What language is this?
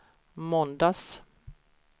Swedish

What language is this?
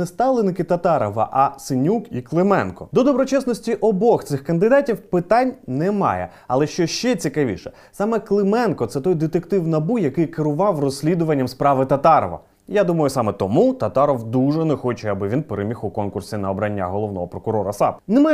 Ukrainian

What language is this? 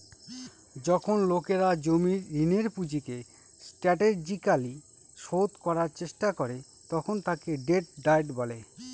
Bangla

